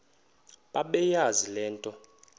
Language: Xhosa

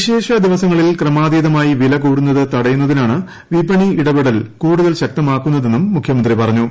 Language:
Malayalam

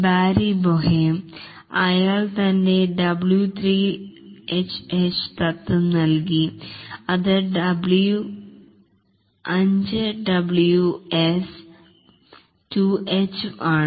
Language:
Malayalam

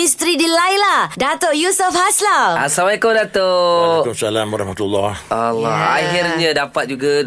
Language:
Malay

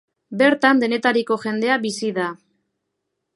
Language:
Basque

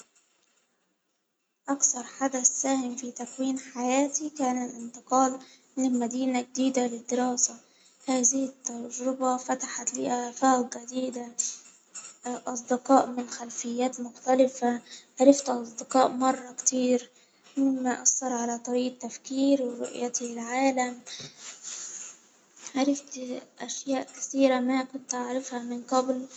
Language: Hijazi Arabic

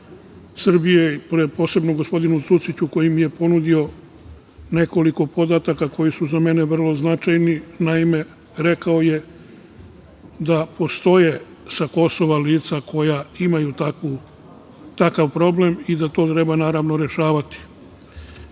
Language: Serbian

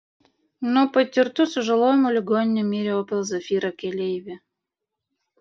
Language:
Lithuanian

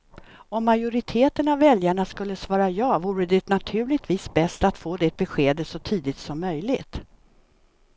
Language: Swedish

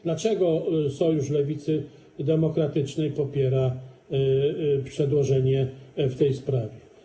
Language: Polish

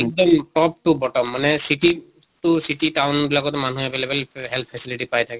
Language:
Assamese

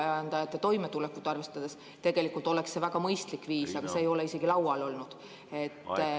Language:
Estonian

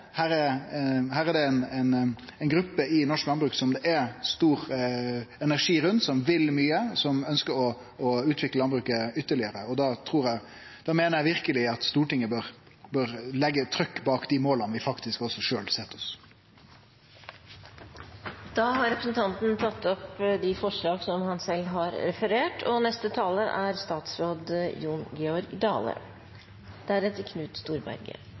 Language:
Norwegian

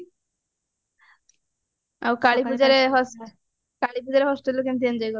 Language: Odia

